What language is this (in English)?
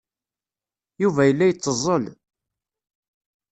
Kabyle